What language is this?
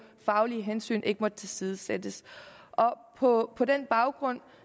Danish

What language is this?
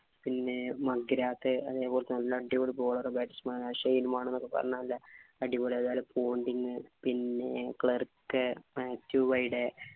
Malayalam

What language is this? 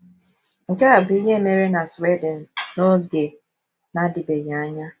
Igbo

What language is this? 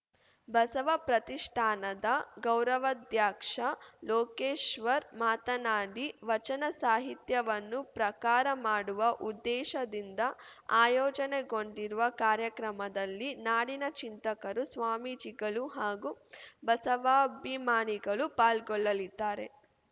Kannada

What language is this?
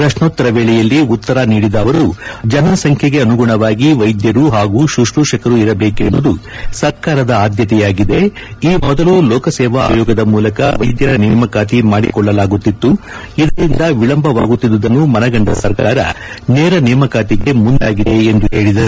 Kannada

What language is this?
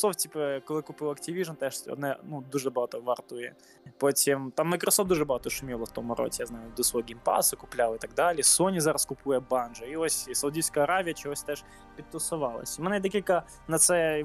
Ukrainian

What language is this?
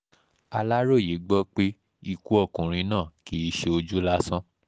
Yoruba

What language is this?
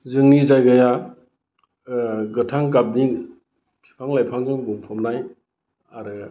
Bodo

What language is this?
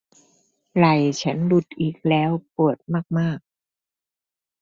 Thai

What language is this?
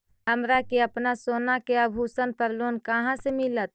Magahi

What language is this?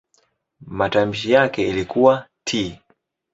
Swahili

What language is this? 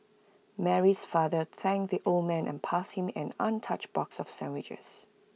English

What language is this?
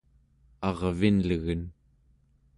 Central Yupik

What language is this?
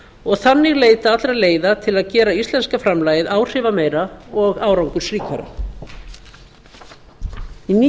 Icelandic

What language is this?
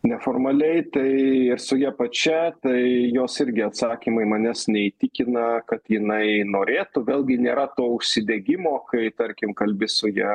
Lithuanian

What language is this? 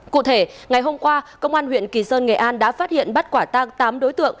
Vietnamese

